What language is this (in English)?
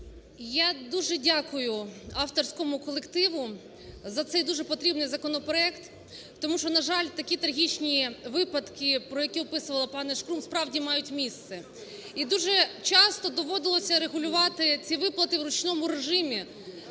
Ukrainian